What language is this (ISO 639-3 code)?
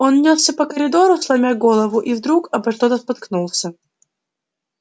rus